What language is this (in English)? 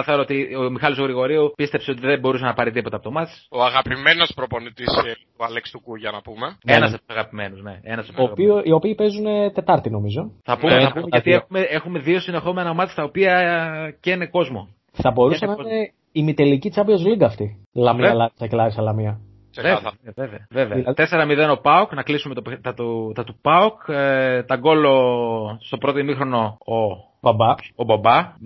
Greek